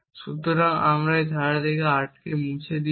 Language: Bangla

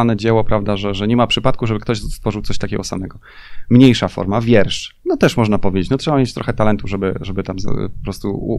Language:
Polish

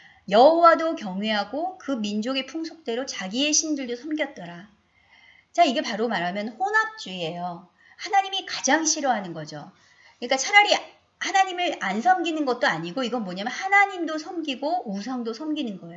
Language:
Korean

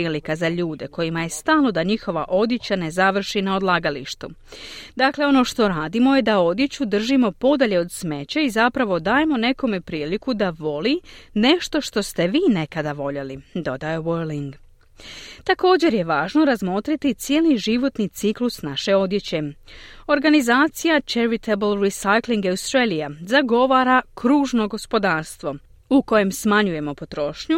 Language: Croatian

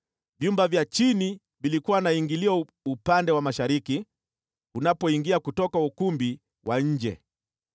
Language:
Swahili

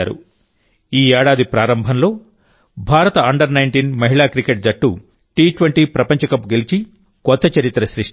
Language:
Telugu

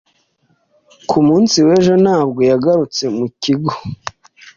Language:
Kinyarwanda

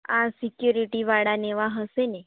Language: Gujarati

